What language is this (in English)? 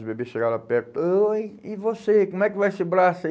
Portuguese